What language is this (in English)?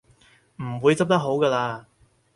Cantonese